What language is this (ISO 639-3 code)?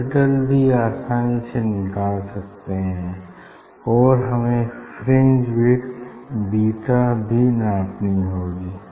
hin